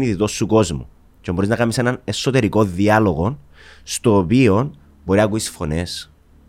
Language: Greek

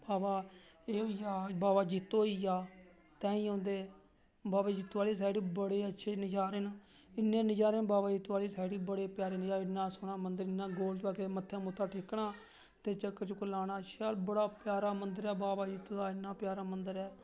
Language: Dogri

